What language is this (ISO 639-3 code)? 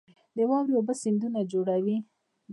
pus